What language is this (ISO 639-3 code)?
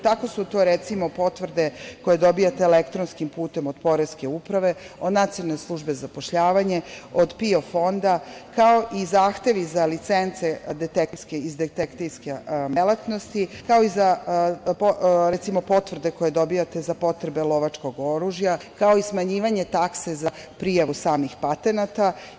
srp